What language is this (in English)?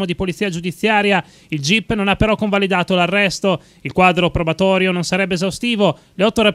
Italian